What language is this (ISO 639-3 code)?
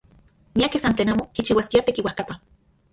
ncx